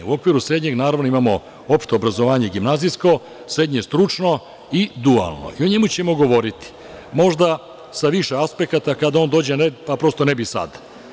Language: Serbian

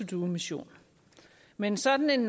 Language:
Danish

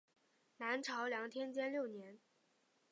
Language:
Chinese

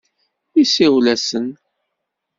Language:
Kabyle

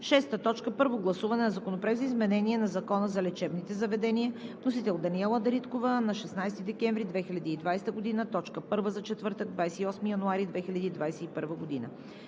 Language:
Bulgarian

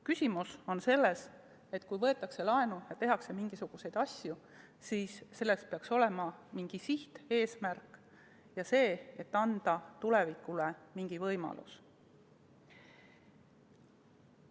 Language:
Estonian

